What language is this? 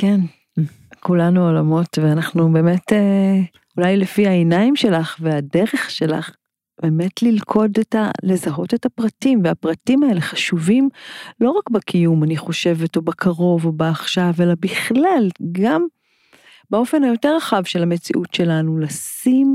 Hebrew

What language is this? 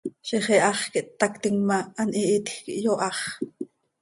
Seri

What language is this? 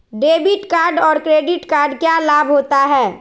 Magahi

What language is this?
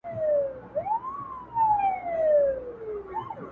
Pashto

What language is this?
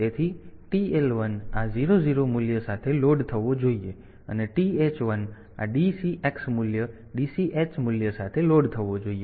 Gujarati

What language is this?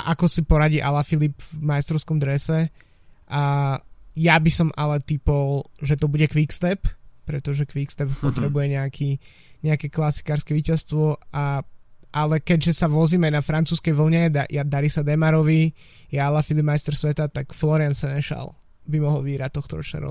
Slovak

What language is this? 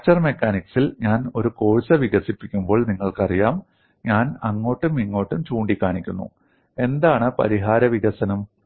Malayalam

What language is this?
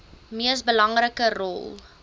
Afrikaans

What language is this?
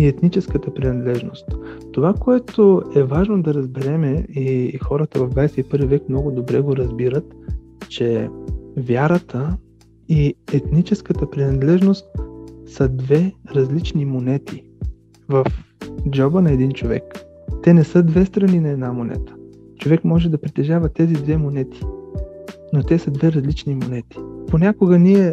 Bulgarian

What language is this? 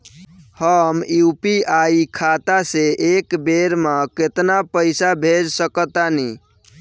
Bhojpuri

